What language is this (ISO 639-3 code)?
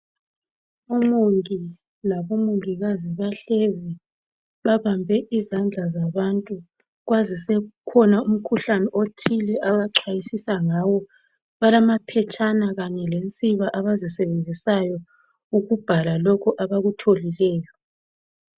nde